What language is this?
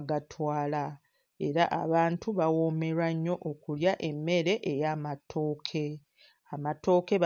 Ganda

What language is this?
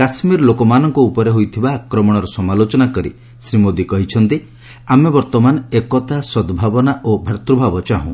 Odia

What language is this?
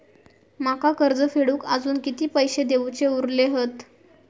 Marathi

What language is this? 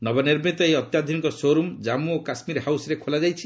Odia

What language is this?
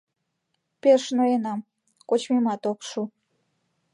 Mari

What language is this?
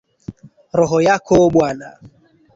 Swahili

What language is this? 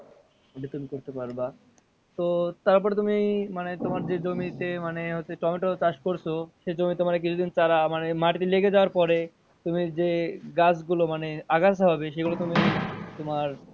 Bangla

